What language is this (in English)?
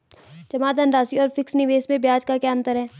Hindi